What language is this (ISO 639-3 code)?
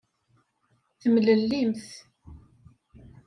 kab